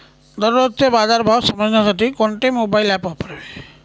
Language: Marathi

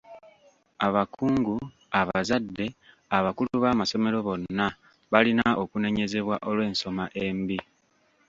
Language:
Ganda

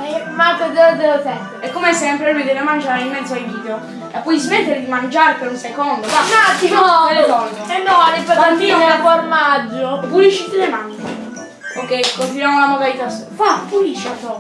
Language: Italian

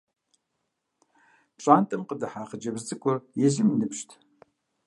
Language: Kabardian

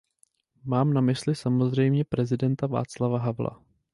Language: Czech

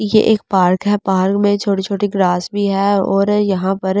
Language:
Hindi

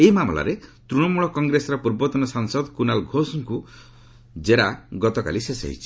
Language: Odia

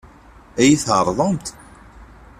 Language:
Kabyle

